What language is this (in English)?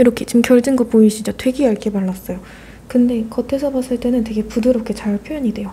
Korean